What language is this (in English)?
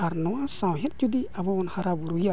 Santali